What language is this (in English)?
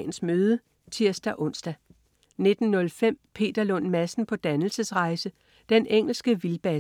Danish